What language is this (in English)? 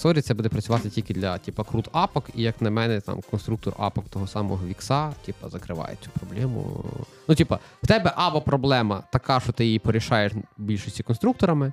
Ukrainian